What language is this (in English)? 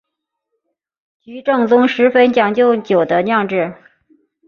Chinese